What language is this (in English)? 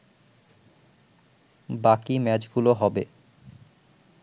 Bangla